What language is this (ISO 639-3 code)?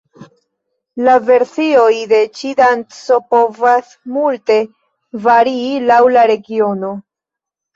epo